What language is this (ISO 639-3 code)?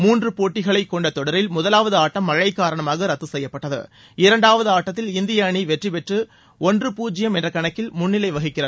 tam